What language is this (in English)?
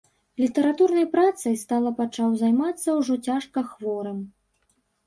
Belarusian